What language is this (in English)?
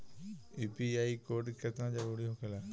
Bhojpuri